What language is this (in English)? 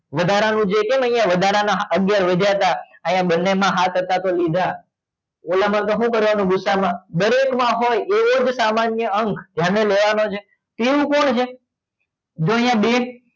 Gujarati